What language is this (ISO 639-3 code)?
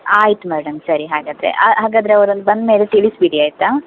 kan